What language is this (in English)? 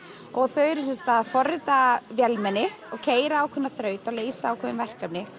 Icelandic